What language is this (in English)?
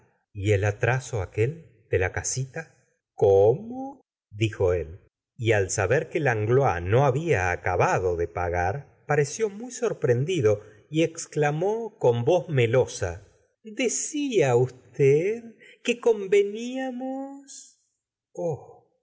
Spanish